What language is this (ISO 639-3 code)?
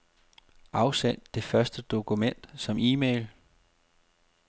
dan